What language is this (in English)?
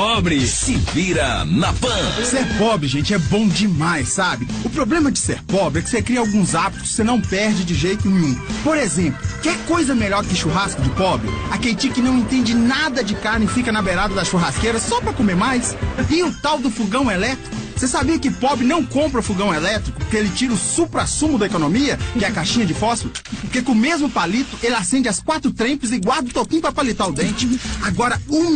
Portuguese